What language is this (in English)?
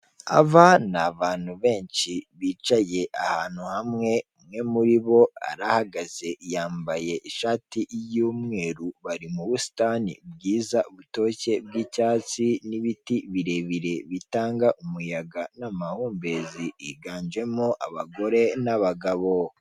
Kinyarwanda